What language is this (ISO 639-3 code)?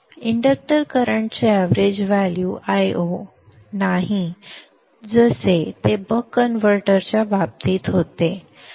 mar